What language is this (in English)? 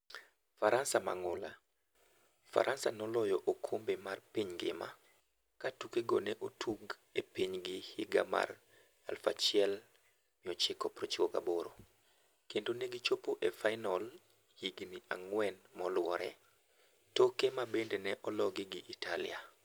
Luo (Kenya and Tanzania)